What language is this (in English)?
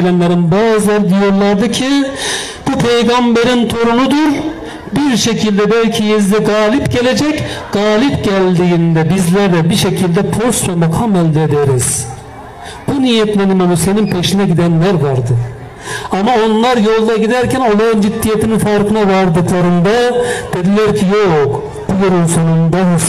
Turkish